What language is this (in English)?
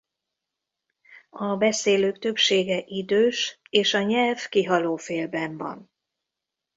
Hungarian